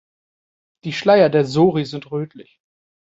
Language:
German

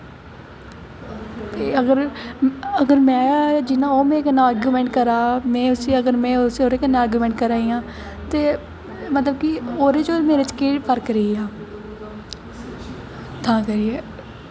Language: Dogri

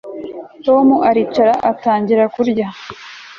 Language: Kinyarwanda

